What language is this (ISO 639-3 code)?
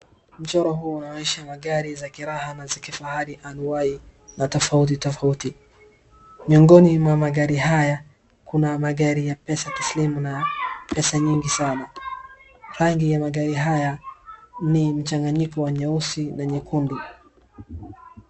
swa